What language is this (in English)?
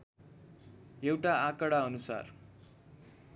Nepali